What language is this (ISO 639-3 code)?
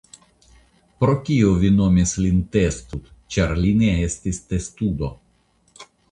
epo